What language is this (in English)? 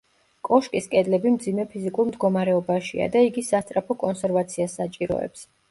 Georgian